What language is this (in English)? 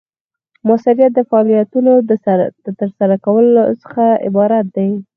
Pashto